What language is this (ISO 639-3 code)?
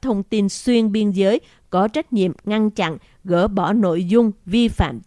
vie